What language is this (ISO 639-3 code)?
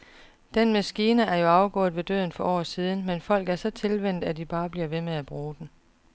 dan